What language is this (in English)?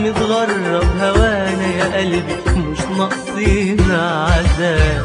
Arabic